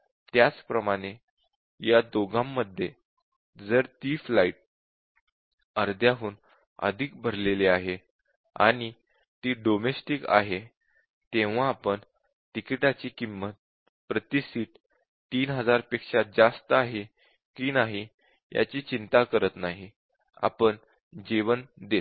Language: Marathi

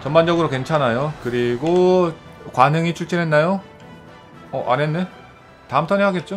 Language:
Korean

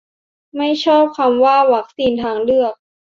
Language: Thai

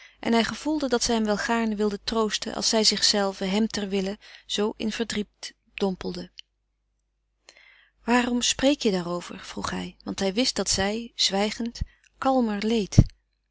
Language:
Dutch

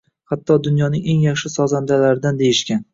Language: Uzbek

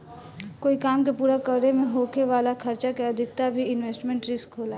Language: Bhojpuri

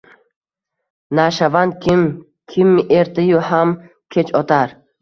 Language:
Uzbek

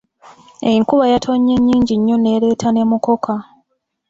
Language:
Ganda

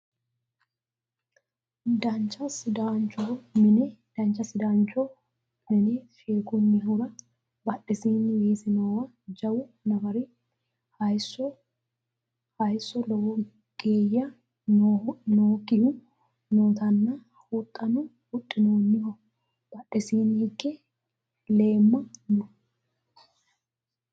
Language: Sidamo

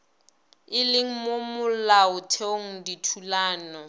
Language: Northern Sotho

